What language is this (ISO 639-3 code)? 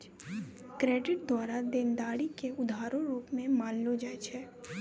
mai